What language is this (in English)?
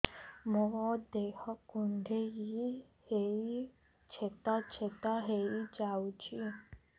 Odia